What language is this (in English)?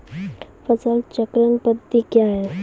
Maithili